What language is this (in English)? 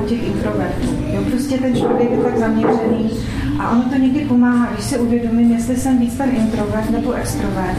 Czech